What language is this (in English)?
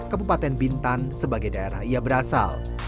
Indonesian